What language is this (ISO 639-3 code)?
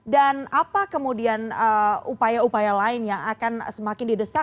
ind